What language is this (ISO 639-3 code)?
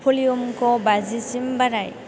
brx